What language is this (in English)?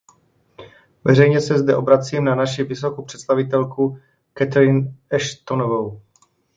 Czech